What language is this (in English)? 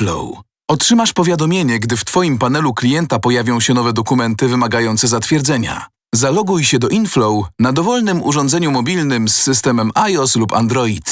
Polish